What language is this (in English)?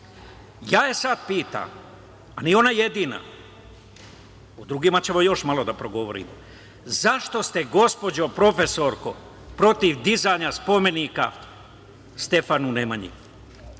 Serbian